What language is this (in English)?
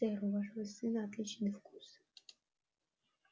Russian